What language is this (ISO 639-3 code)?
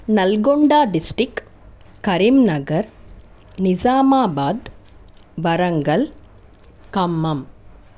tel